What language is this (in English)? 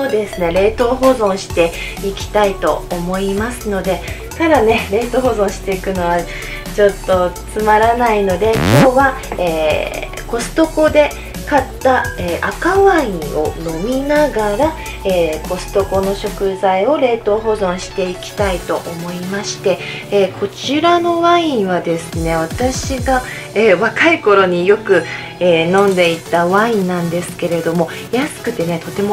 Japanese